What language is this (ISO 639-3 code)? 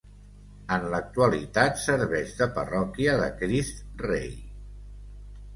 cat